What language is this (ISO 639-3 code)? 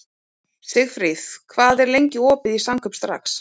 isl